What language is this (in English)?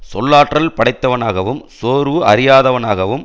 Tamil